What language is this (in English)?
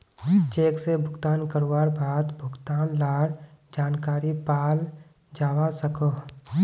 Magahi